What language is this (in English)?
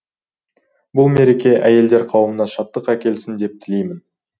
Kazakh